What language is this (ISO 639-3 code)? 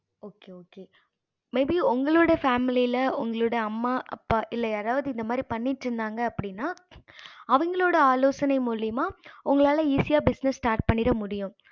tam